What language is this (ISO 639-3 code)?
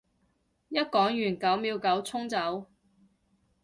yue